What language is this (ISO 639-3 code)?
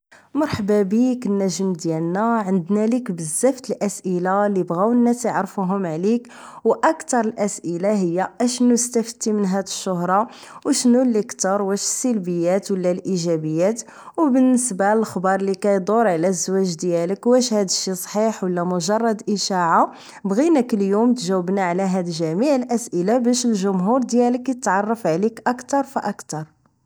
ary